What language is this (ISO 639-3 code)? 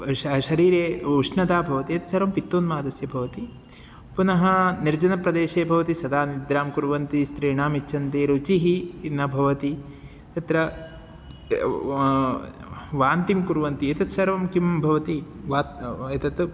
san